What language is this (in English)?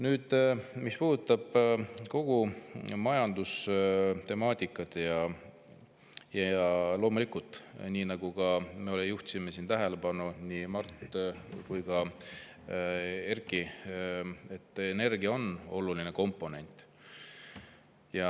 Estonian